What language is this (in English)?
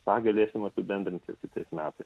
Lithuanian